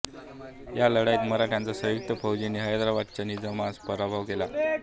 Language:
Marathi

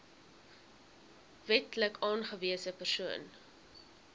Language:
Afrikaans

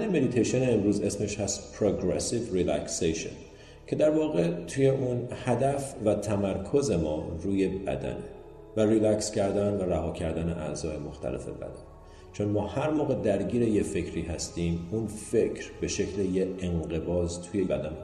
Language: Persian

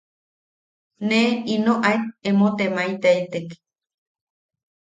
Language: Yaqui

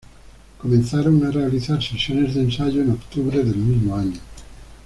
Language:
Spanish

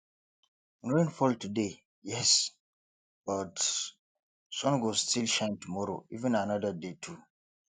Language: Nigerian Pidgin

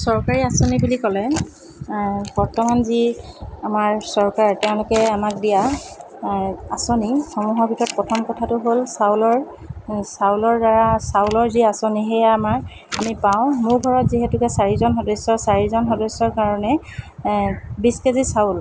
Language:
Assamese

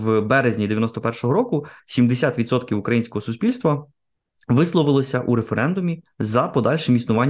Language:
Ukrainian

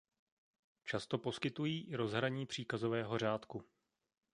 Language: Czech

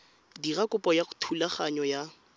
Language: Tswana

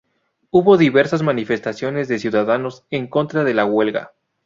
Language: Spanish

